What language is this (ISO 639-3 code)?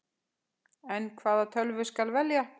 isl